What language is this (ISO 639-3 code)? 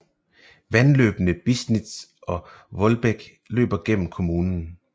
dan